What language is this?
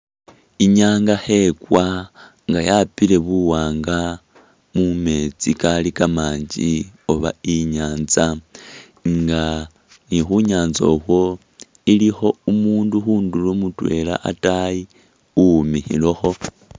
Masaaba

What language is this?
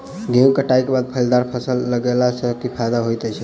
Maithili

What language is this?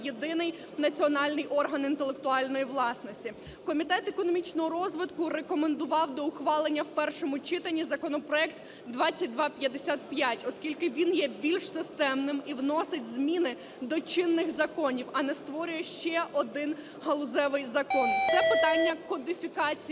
Ukrainian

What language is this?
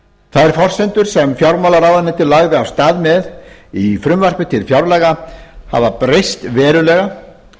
Icelandic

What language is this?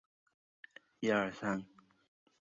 Chinese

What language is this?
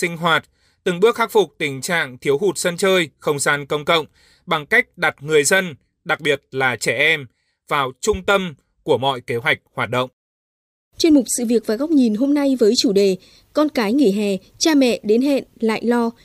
Vietnamese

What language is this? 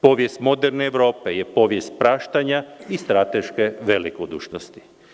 Serbian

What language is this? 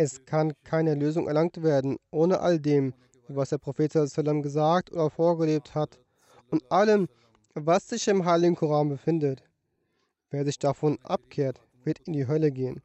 German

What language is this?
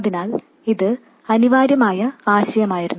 Malayalam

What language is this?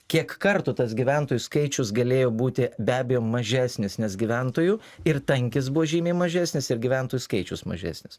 Lithuanian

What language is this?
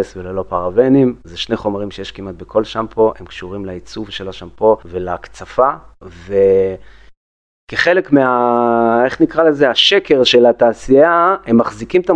Hebrew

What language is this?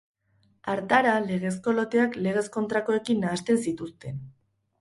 Basque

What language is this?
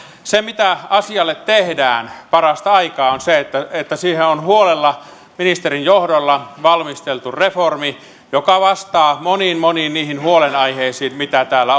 Finnish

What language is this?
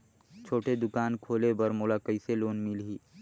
Chhattisgarhi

